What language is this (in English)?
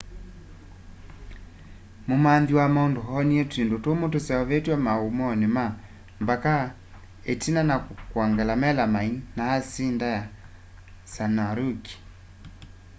Kamba